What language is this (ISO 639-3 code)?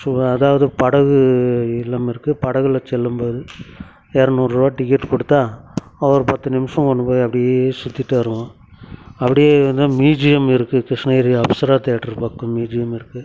tam